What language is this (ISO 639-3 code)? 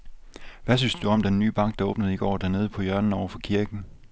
dan